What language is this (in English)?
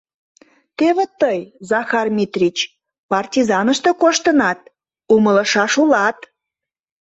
Mari